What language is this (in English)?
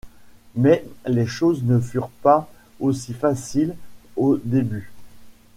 French